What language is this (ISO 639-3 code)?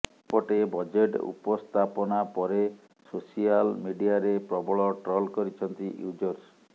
ori